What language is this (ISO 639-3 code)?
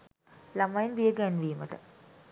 sin